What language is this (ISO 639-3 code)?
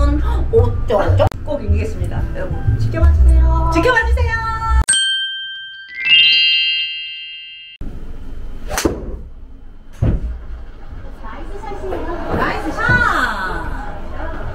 kor